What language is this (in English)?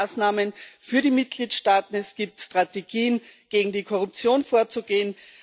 German